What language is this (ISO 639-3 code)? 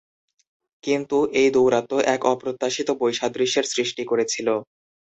ben